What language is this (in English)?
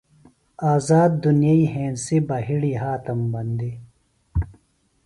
Phalura